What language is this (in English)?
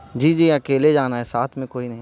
Urdu